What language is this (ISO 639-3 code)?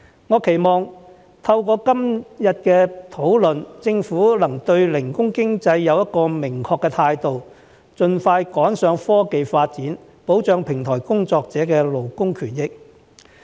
yue